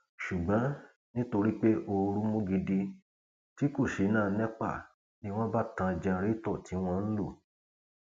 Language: Yoruba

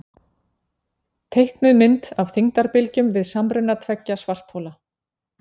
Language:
Icelandic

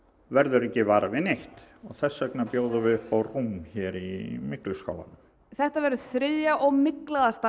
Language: Icelandic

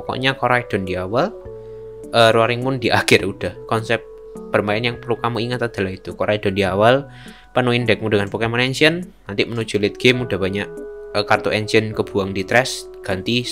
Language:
Indonesian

